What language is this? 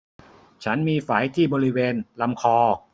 Thai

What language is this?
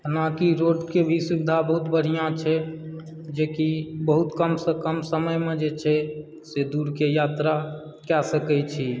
Maithili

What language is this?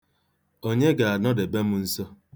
Igbo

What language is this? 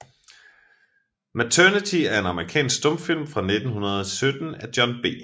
Danish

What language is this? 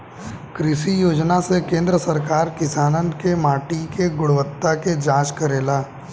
Bhojpuri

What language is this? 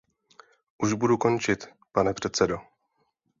Czech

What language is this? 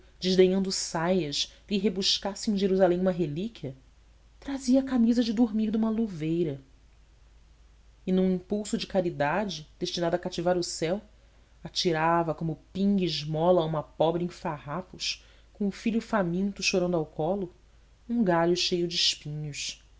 Portuguese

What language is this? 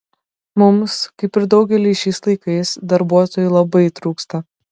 Lithuanian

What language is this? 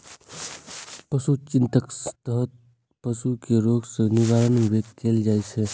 Maithili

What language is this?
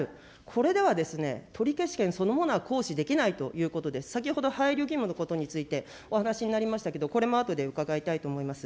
Japanese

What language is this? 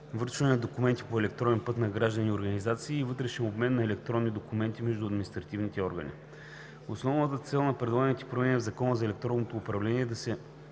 Bulgarian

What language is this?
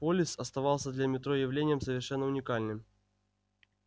Russian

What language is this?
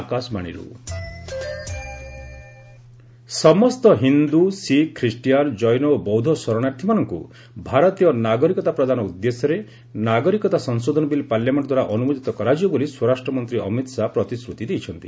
Odia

